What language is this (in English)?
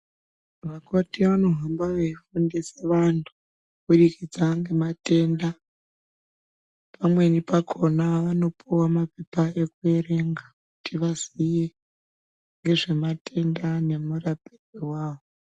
Ndau